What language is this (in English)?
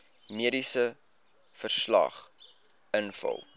Afrikaans